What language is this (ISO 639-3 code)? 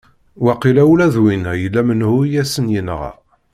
kab